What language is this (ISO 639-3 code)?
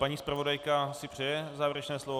ces